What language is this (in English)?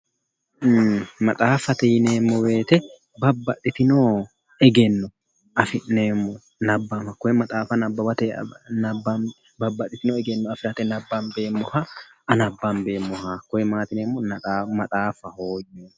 Sidamo